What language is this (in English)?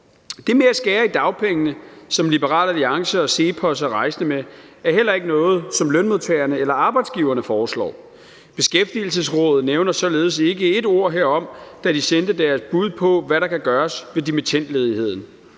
Danish